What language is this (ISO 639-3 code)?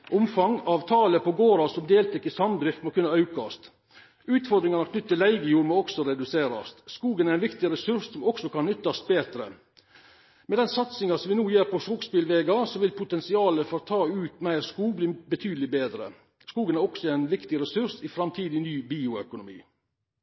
nno